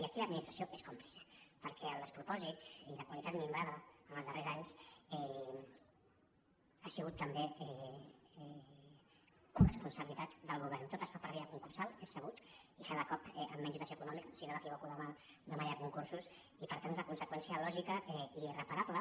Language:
Catalan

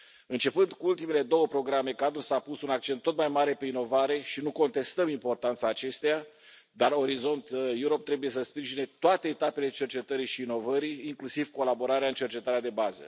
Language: Romanian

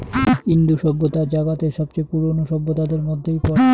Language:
Bangla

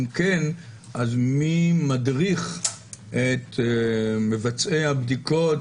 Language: Hebrew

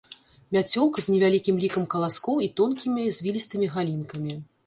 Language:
Belarusian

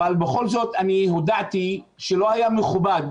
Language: Hebrew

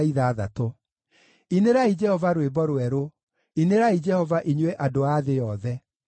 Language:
Kikuyu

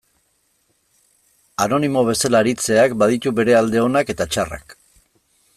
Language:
Basque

